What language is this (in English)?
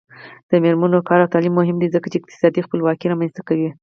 Pashto